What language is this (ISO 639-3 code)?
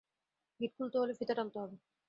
ben